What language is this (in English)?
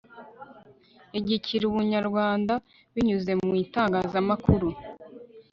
Kinyarwanda